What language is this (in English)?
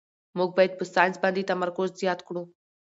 Pashto